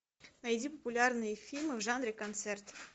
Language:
Russian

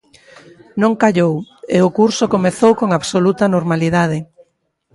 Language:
Galician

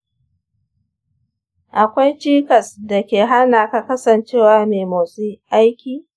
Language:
Hausa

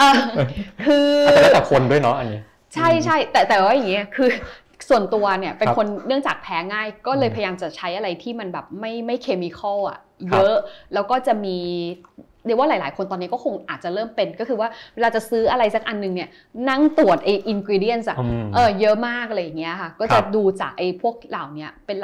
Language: Thai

